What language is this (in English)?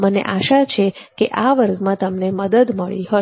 Gujarati